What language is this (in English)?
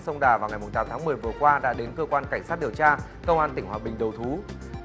Vietnamese